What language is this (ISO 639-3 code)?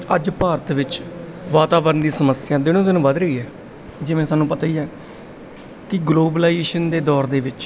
pan